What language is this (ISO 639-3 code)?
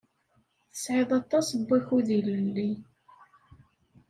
kab